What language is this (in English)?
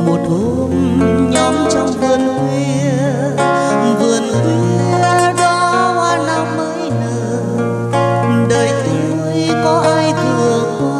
Vietnamese